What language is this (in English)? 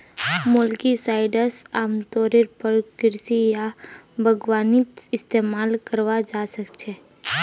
Magahi